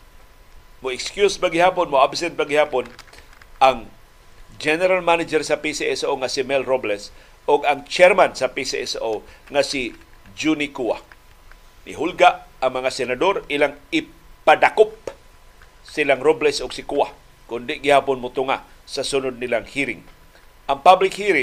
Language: Filipino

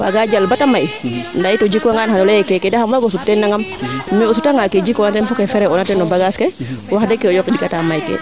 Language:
Serer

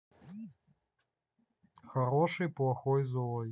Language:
Russian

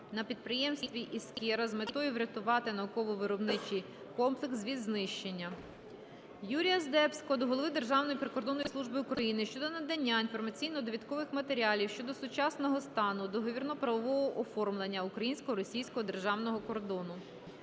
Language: Ukrainian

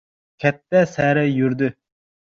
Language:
Uzbek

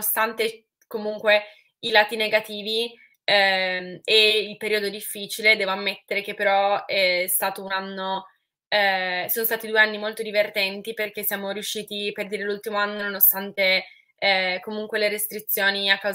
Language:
Italian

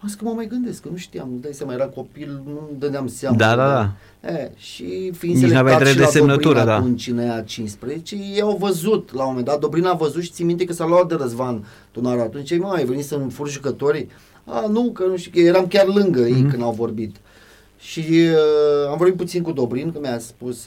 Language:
Romanian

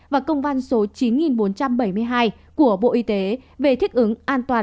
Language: Vietnamese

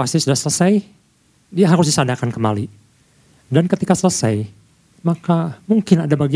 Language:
Indonesian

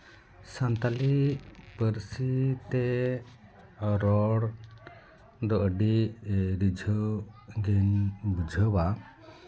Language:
Santali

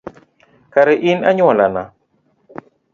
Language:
Luo (Kenya and Tanzania)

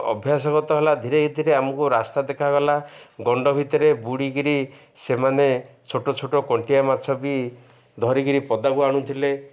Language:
Odia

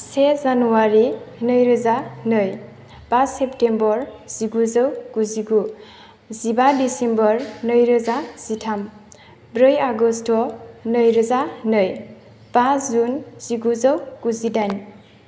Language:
Bodo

